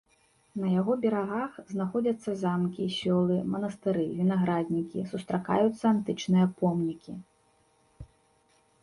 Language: Belarusian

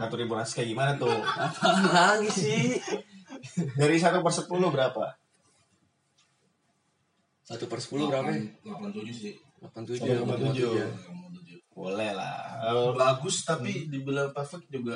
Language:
Indonesian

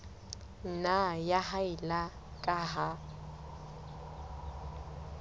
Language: Southern Sotho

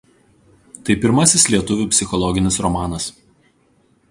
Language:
Lithuanian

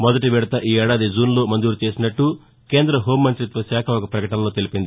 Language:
Telugu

